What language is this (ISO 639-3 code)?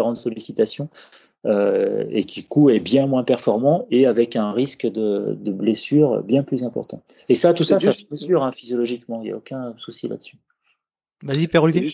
fra